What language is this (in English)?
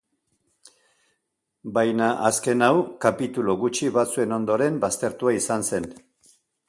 Basque